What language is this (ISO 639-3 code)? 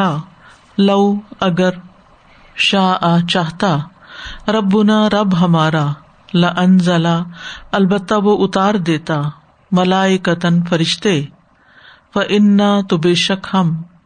urd